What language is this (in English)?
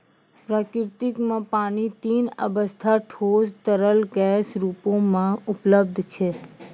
Maithili